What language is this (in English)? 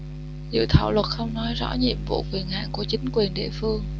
Vietnamese